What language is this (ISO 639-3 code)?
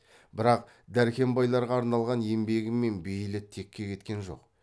kaz